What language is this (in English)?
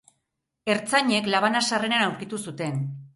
Basque